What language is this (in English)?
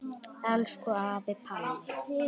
Icelandic